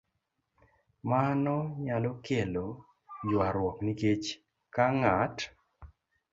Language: Luo (Kenya and Tanzania)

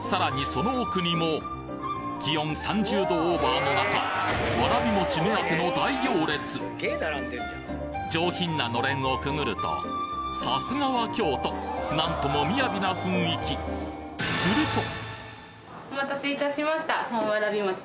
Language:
Japanese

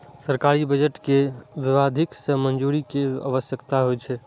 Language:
Maithili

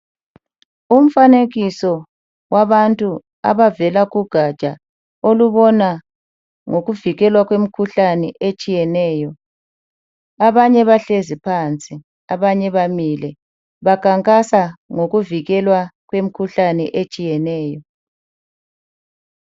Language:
North Ndebele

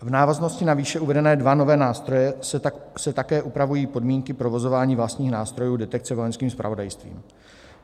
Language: Czech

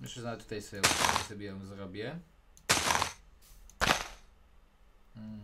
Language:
Polish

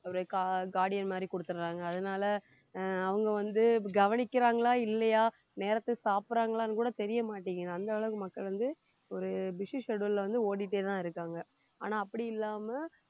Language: Tamil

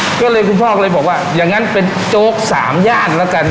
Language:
Thai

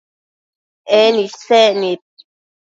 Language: Matsés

